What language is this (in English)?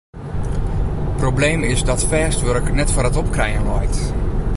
Western Frisian